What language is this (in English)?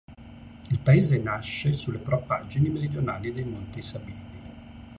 Italian